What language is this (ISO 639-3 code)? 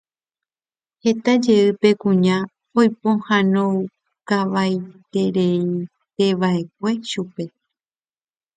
grn